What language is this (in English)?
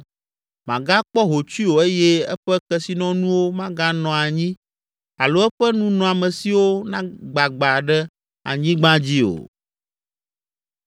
Ewe